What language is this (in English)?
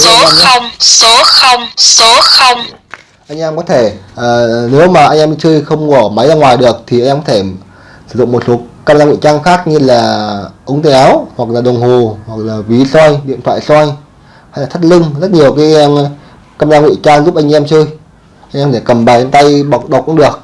Vietnamese